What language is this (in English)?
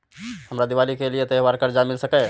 Maithili